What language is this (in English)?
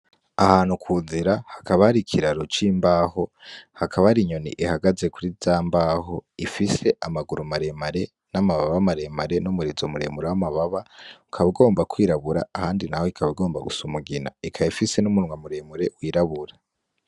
Rundi